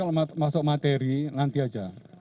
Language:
Indonesian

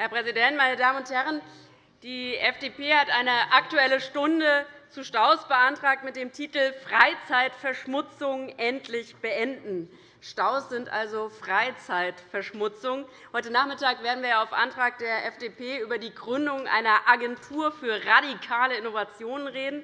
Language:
German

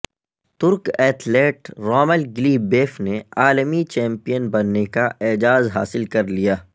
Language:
Urdu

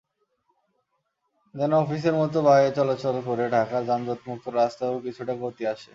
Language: Bangla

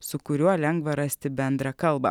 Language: Lithuanian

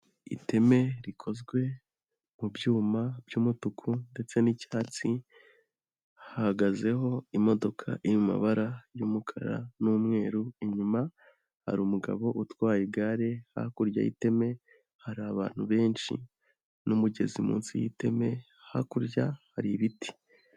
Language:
Kinyarwanda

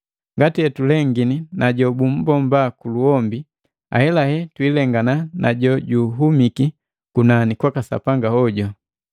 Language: Matengo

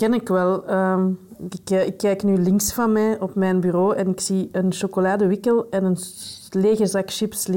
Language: Dutch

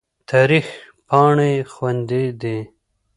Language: Pashto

